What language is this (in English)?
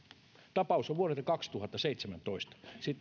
Finnish